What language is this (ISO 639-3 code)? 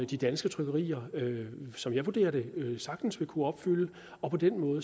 dan